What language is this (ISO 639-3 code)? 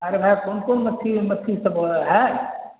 urd